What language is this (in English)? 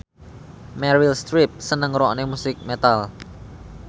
Javanese